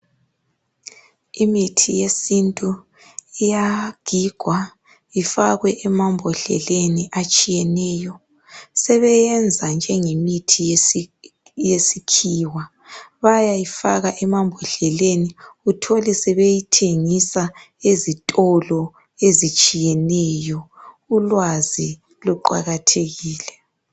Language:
North Ndebele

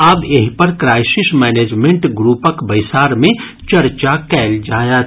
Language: Maithili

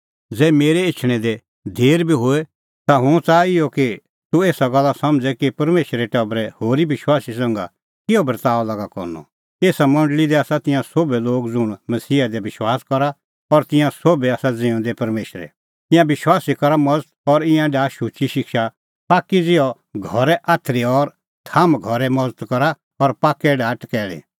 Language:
Kullu Pahari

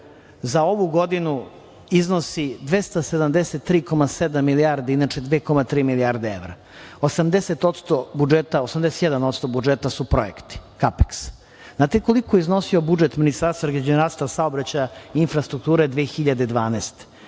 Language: Serbian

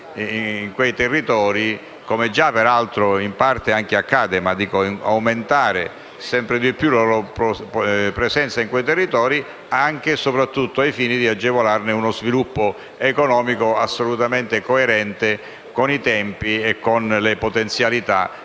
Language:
Italian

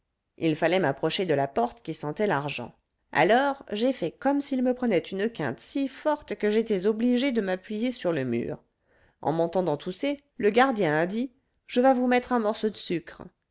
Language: French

